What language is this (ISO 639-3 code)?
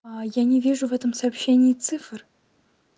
rus